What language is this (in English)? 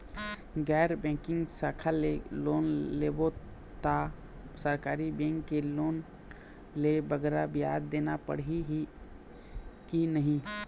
Chhattisgarhi